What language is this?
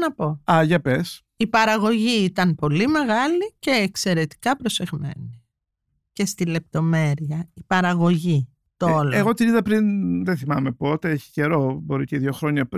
Greek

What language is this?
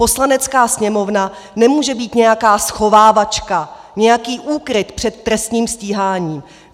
Czech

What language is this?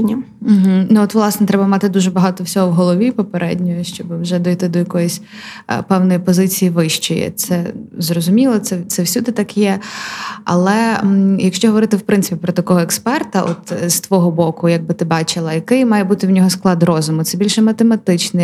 Ukrainian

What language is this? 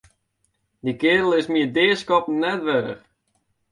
Western Frisian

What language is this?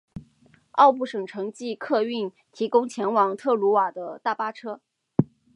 Chinese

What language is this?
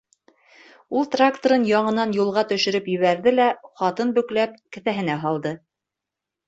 Bashkir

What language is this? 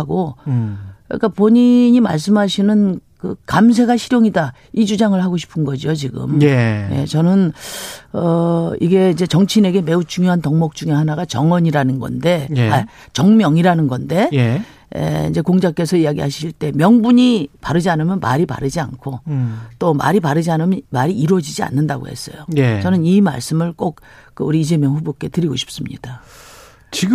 Korean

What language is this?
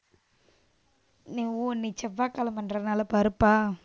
Tamil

